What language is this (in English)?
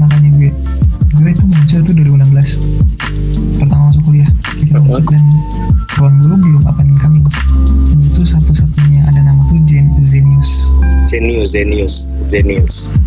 Indonesian